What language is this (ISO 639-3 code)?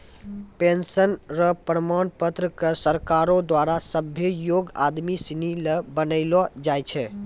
mai